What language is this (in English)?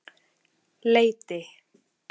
Icelandic